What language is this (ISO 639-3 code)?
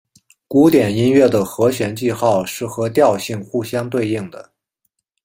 zho